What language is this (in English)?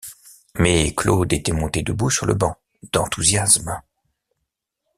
French